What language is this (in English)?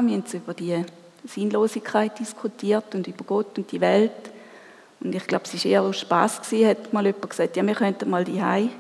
German